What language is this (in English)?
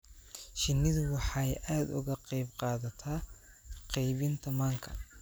Somali